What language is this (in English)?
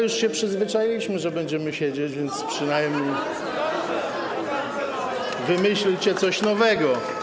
Polish